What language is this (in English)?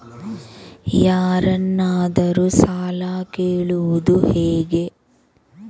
Kannada